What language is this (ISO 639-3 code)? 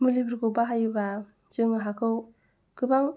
brx